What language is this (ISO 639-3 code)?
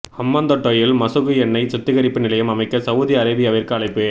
tam